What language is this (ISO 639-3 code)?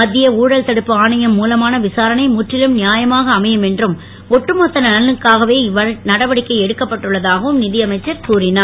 tam